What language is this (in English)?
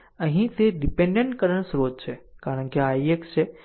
Gujarati